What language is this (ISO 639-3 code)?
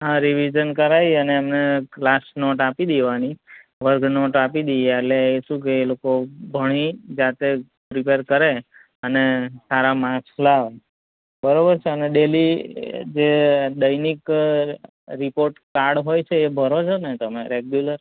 guj